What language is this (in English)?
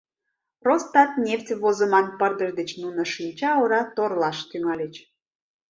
Mari